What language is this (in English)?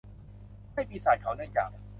Thai